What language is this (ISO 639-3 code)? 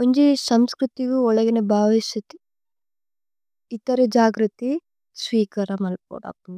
tcy